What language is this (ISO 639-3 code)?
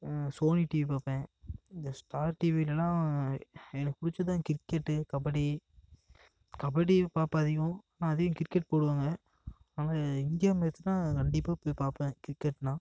tam